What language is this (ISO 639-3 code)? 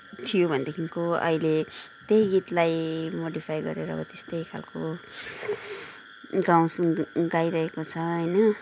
nep